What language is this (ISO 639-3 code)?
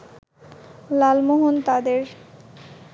ben